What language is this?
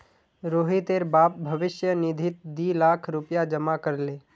Magahi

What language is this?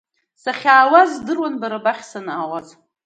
Abkhazian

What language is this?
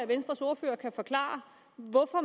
Danish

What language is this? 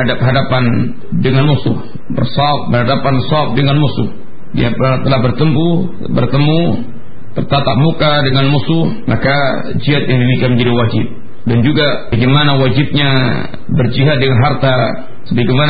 Malay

